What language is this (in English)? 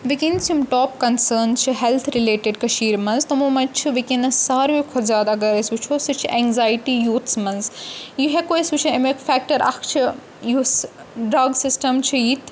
Kashmiri